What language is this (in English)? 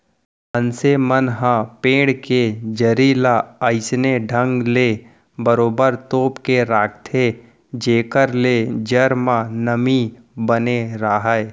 Chhattisgarhi